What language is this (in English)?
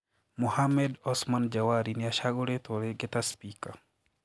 Kikuyu